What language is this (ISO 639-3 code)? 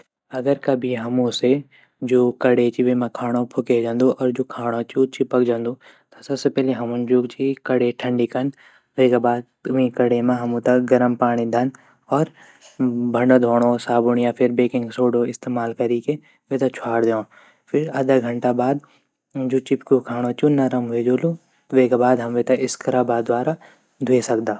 gbm